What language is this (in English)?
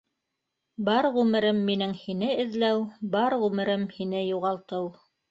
Bashkir